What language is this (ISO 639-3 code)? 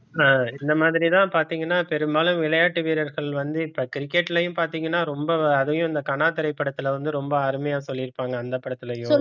tam